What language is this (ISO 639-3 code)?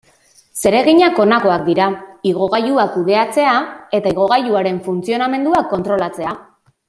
eus